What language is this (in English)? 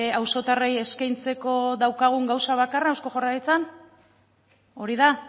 Basque